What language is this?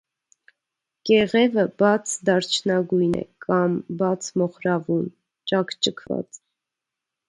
Armenian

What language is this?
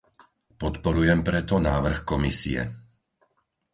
Slovak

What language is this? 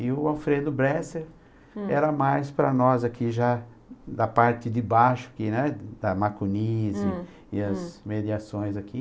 Portuguese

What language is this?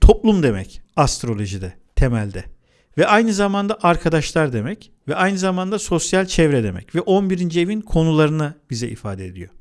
Turkish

